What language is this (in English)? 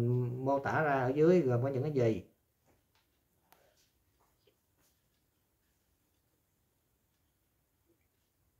Vietnamese